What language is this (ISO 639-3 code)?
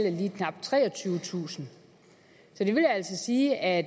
dan